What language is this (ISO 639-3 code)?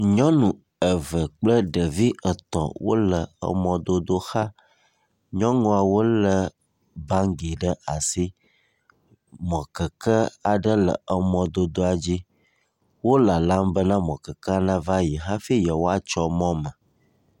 ewe